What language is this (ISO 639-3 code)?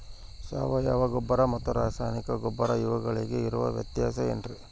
kan